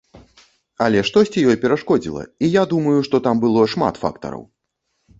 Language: Belarusian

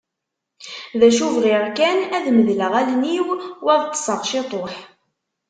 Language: Kabyle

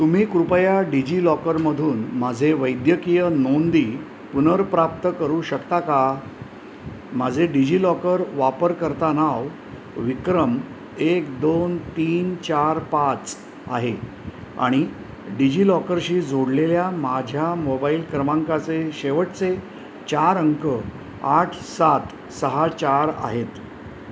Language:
Marathi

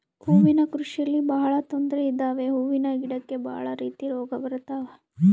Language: Kannada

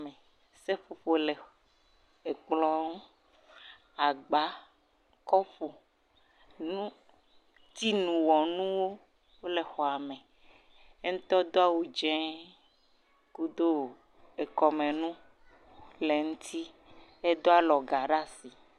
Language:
Ewe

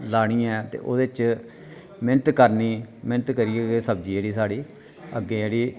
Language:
Dogri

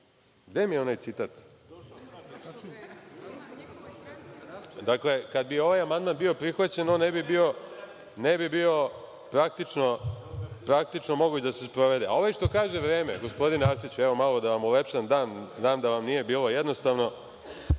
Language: Serbian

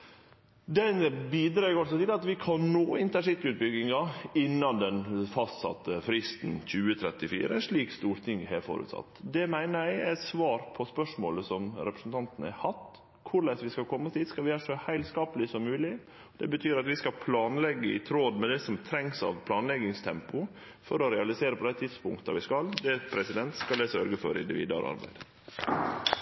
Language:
Norwegian Nynorsk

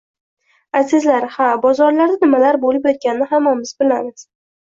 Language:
Uzbek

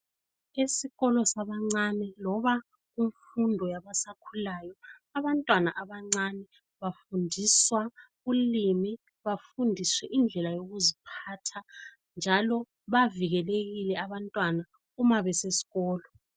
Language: North Ndebele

